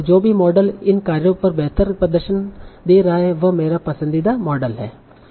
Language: Hindi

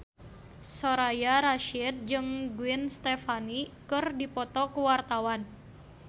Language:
Sundanese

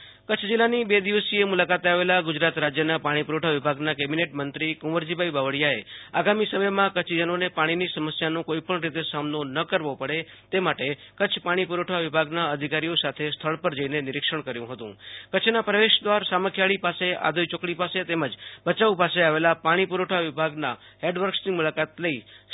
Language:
Gujarati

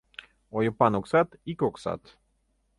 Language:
Mari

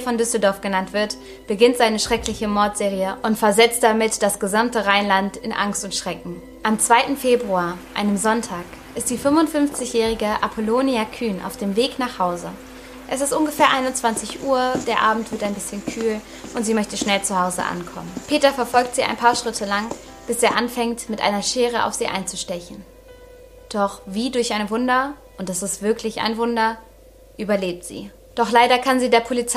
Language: German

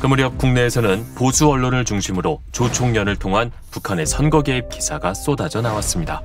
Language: Korean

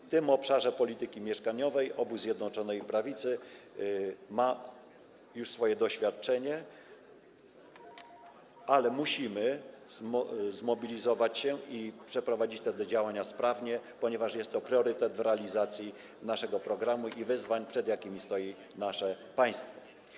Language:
Polish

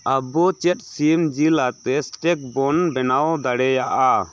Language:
Santali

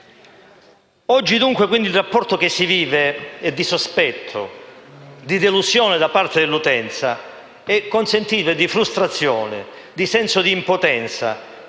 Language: Italian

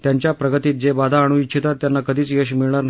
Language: Marathi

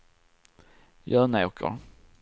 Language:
Swedish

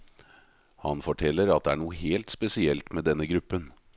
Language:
Norwegian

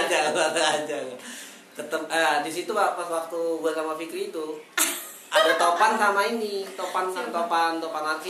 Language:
Indonesian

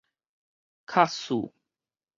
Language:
Min Nan Chinese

